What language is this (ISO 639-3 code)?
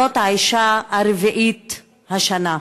heb